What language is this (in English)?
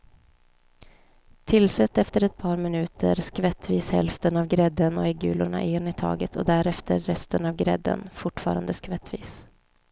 Swedish